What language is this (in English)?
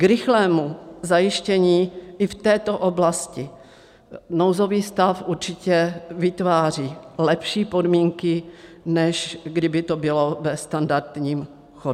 Czech